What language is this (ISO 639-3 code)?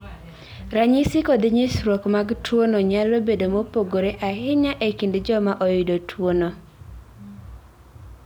luo